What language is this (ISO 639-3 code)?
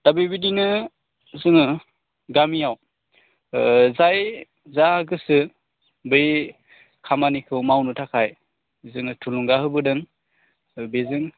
brx